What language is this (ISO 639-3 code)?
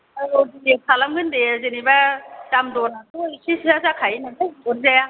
brx